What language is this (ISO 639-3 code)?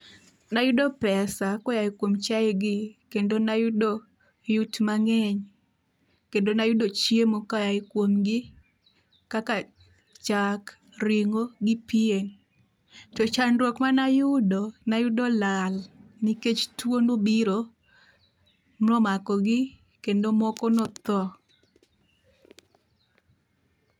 luo